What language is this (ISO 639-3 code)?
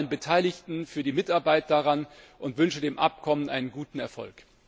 deu